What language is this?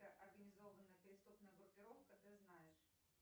Russian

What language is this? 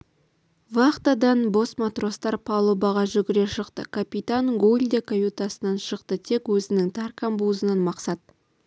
Kazakh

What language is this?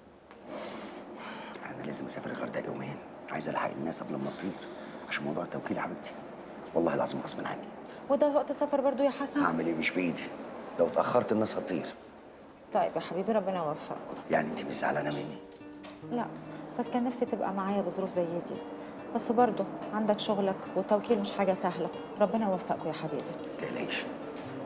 Arabic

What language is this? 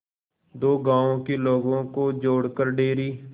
Hindi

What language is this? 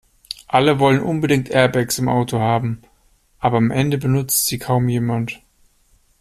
German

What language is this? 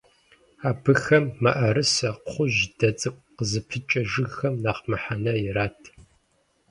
Kabardian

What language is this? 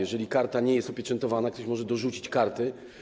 Polish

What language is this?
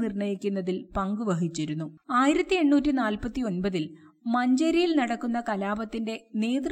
Malayalam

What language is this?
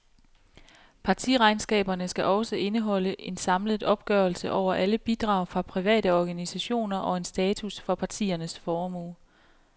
Danish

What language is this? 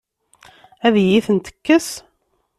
Kabyle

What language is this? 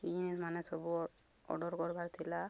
Odia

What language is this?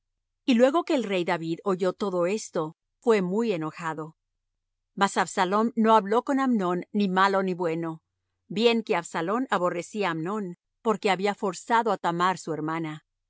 Spanish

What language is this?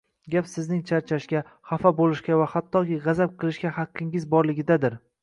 Uzbek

